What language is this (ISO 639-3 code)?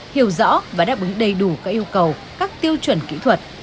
vie